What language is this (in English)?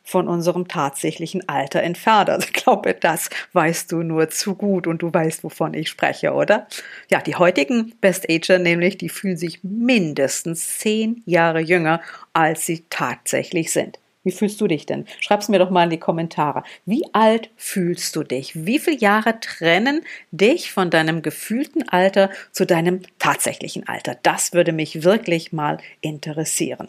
German